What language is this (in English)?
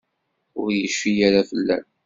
Kabyle